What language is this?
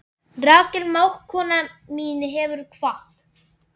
Icelandic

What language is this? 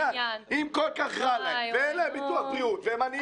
Hebrew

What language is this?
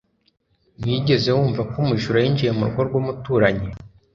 Kinyarwanda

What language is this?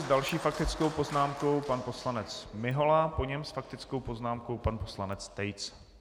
Czech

